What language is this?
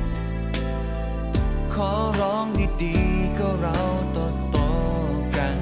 Thai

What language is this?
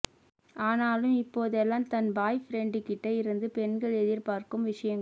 Tamil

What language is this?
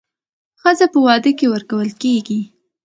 Pashto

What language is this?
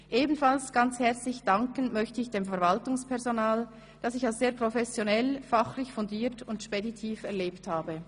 Swiss German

